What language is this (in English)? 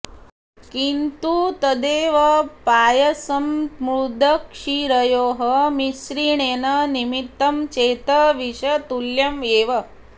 Sanskrit